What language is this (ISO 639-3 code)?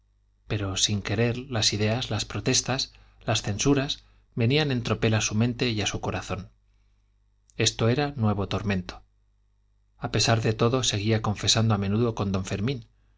spa